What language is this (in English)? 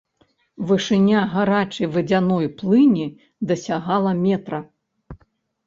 Belarusian